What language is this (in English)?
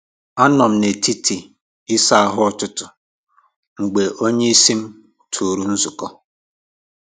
Igbo